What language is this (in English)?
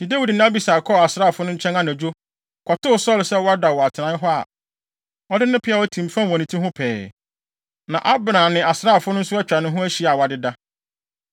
Akan